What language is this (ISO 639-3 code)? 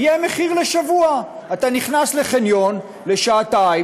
heb